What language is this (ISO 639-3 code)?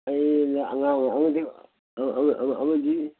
mni